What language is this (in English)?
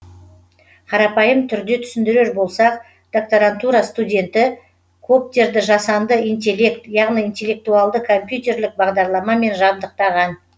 Kazakh